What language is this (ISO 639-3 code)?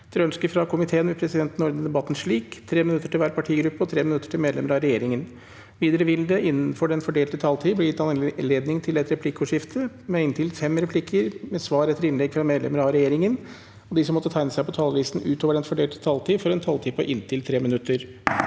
nor